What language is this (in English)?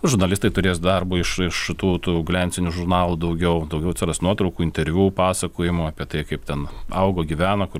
Lithuanian